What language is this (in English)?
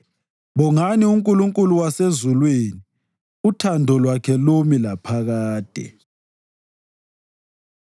North Ndebele